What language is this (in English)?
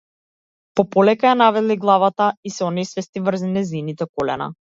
Macedonian